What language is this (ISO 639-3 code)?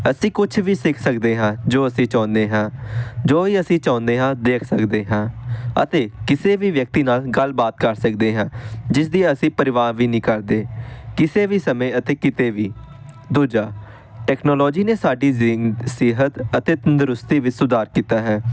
pan